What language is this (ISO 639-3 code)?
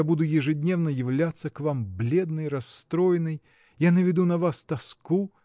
rus